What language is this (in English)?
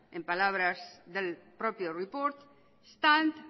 Spanish